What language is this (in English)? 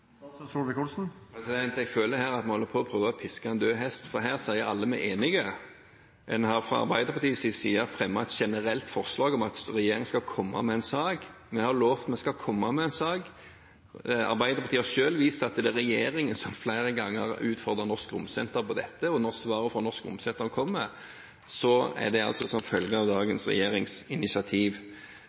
Norwegian